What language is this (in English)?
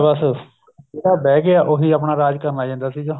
Punjabi